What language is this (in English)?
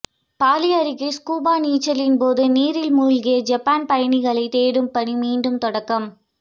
Tamil